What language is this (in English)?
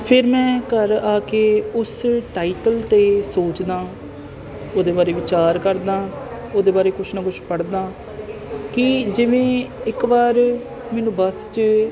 Punjabi